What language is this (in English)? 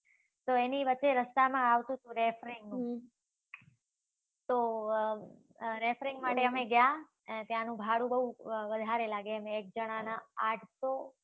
Gujarati